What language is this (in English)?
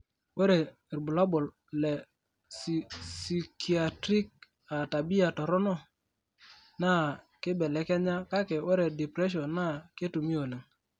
Masai